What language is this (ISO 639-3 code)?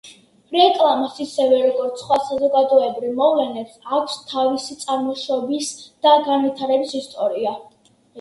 kat